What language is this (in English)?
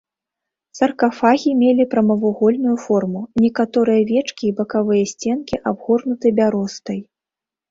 Belarusian